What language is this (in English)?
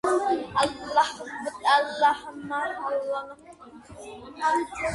Georgian